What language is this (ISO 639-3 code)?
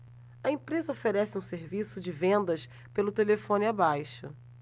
por